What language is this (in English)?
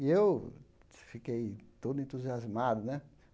Portuguese